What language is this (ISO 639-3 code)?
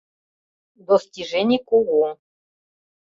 chm